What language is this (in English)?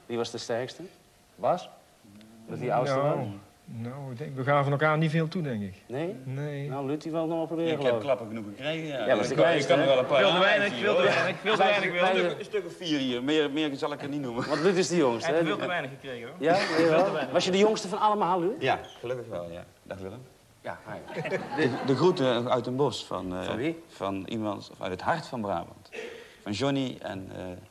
Dutch